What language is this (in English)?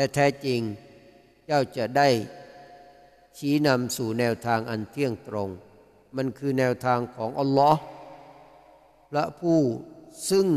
Thai